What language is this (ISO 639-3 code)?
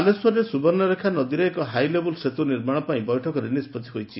ori